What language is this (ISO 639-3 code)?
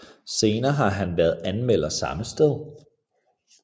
dan